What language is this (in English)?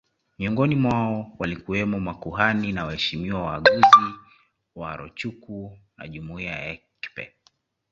Swahili